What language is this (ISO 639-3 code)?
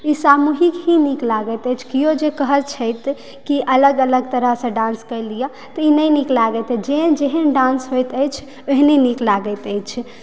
mai